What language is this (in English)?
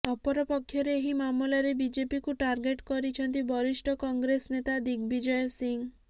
Odia